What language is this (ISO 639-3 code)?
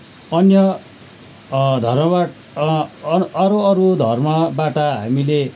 nep